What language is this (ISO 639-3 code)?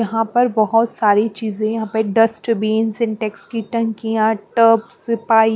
hin